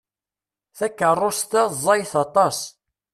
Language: Kabyle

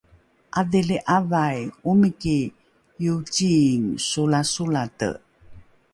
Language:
Rukai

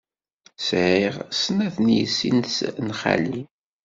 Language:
Kabyle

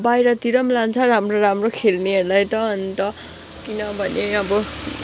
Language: Nepali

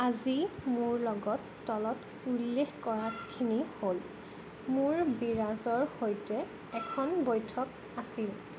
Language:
Assamese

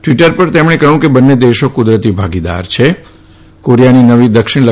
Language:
Gujarati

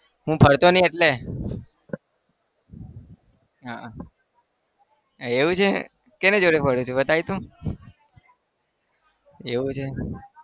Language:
Gujarati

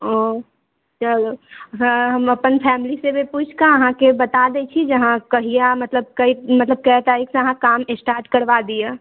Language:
Maithili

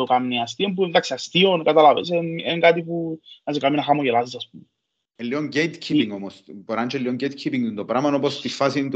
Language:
Greek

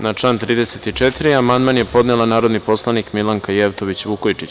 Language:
Serbian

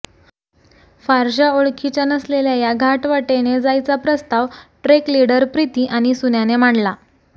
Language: Marathi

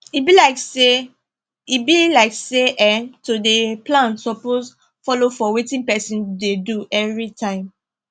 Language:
Nigerian Pidgin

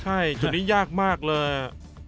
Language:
Thai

